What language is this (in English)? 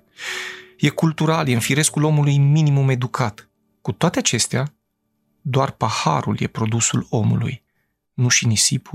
Romanian